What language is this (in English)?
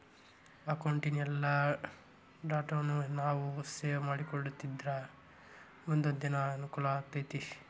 Kannada